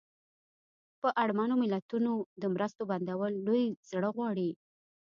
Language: Pashto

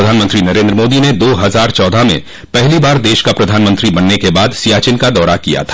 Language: Hindi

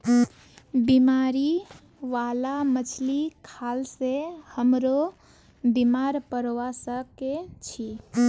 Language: Magahi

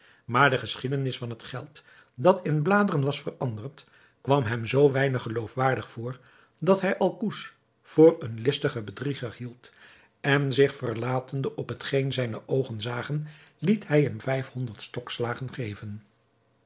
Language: Dutch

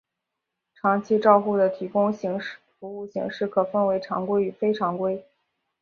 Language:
Chinese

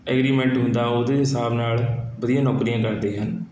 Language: Punjabi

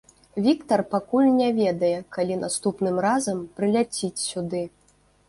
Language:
Belarusian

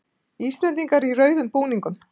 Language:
Icelandic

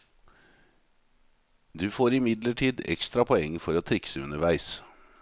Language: Norwegian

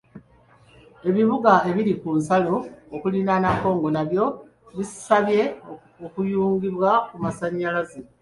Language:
Ganda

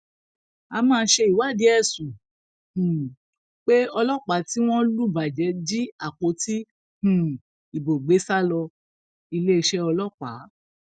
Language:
Yoruba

